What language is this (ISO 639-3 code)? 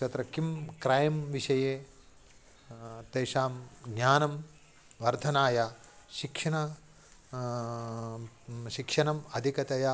san